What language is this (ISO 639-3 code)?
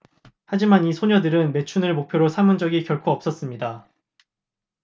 kor